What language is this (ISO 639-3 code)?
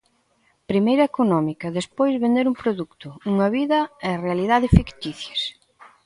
glg